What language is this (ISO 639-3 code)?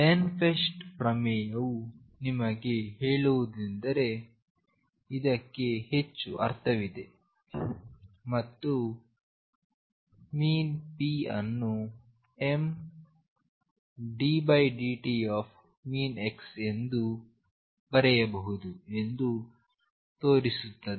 kan